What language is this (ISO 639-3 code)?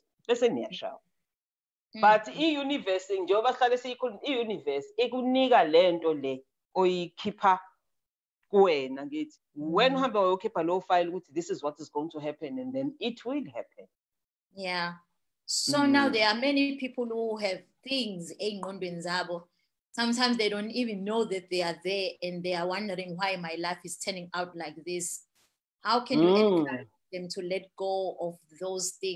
eng